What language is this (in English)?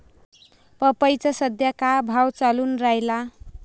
Marathi